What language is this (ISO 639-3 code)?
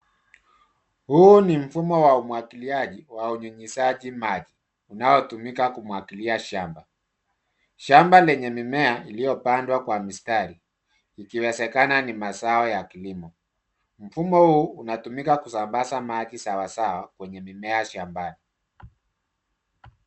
swa